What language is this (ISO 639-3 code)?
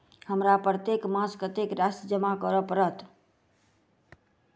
mai